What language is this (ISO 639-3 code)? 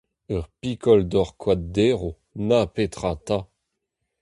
bre